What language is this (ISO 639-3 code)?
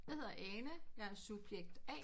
dan